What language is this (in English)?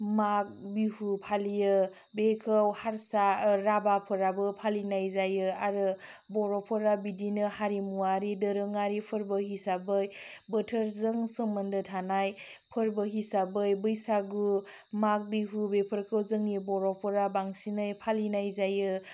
Bodo